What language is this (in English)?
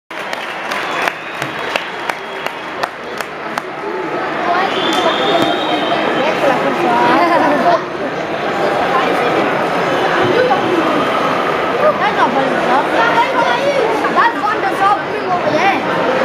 Ukrainian